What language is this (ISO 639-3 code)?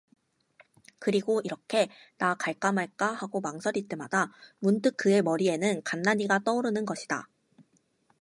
kor